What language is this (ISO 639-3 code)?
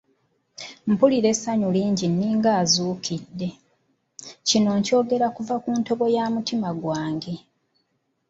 lug